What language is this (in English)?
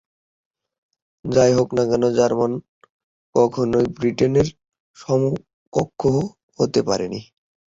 Bangla